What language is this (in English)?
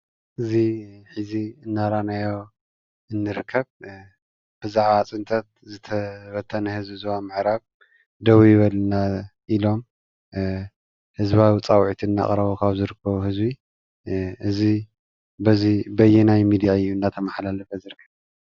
Tigrinya